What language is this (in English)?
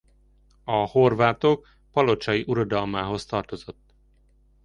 Hungarian